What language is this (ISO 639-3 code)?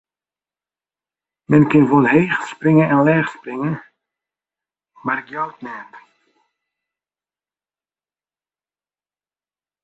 fry